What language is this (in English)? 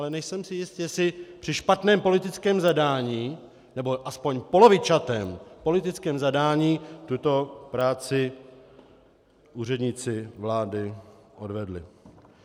Czech